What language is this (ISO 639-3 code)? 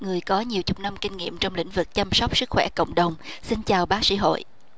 vie